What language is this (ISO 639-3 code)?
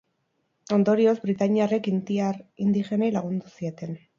eus